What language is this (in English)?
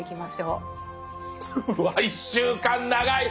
Japanese